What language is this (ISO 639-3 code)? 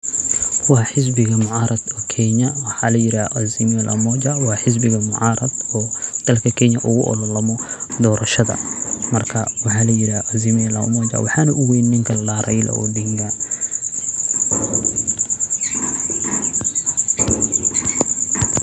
som